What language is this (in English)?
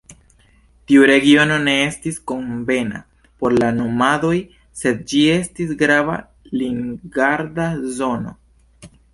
Esperanto